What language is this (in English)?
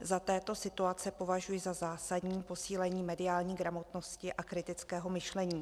Czech